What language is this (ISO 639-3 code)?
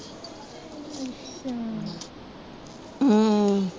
pan